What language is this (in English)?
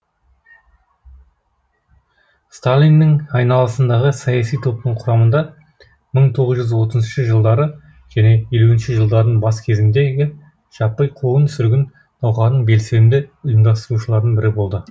Kazakh